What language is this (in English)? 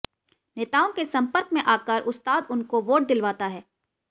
Hindi